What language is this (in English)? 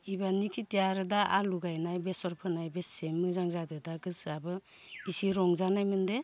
Bodo